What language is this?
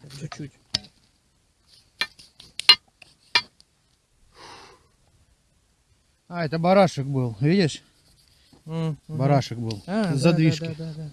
Russian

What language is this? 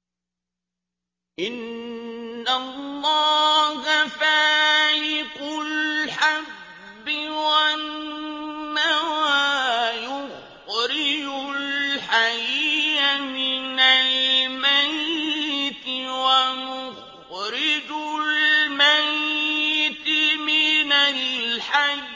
Arabic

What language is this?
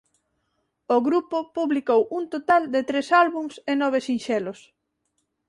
Galician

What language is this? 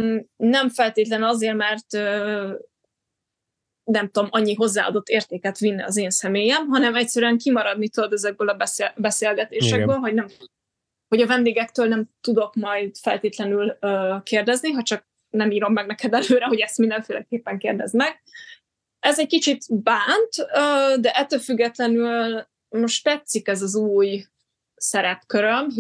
Hungarian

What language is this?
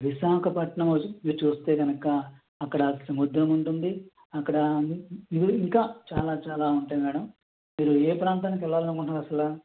Telugu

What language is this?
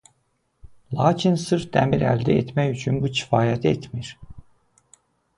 Azerbaijani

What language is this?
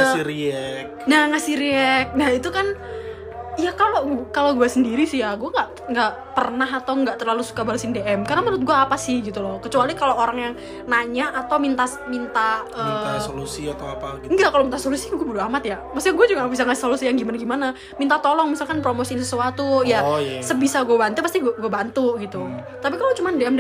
Indonesian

